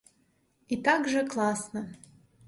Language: Belarusian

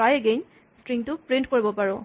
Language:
Assamese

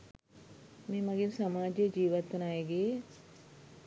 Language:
Sinhala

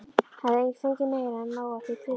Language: Icelandic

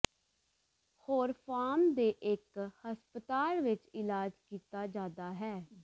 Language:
Punjabi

